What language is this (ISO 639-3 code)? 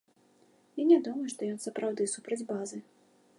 bel